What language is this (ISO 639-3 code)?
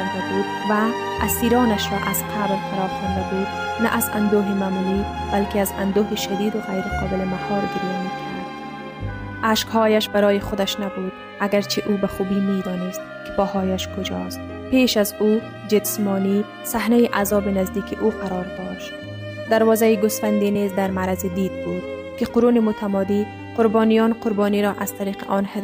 fas